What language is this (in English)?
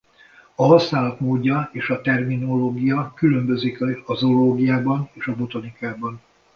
Hungarian